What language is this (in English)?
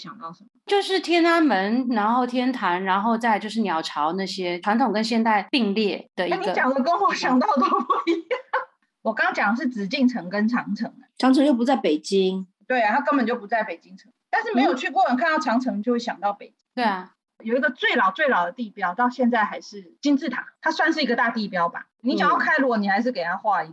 Chinese